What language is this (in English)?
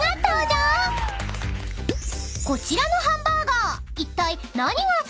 Japanese